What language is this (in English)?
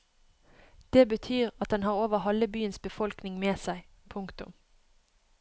Norwegian